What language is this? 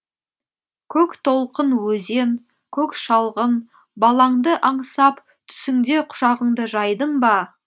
Kazakh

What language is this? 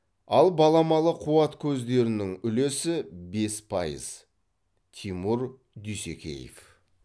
Kazakh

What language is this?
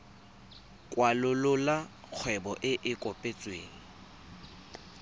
Tswana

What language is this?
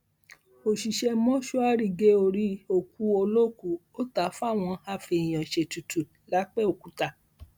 Yoruba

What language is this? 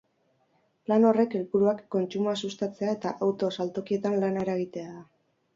Basque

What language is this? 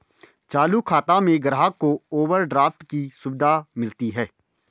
Hindi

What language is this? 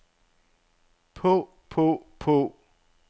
Danish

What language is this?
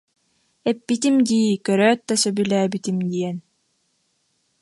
Yakut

